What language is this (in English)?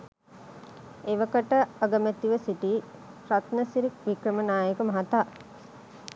Sinhala